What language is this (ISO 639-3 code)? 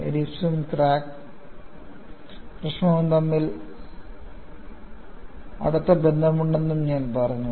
mal